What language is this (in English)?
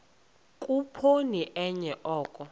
Xhosa